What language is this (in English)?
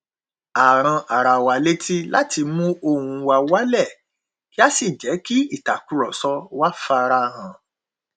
Yoruba